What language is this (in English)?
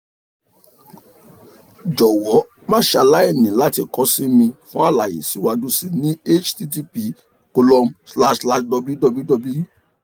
Yoruba